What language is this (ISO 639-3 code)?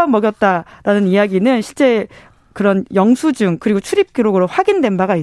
kor